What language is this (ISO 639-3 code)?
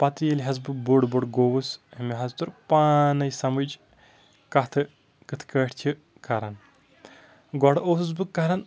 kas